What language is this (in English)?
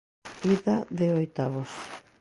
Galician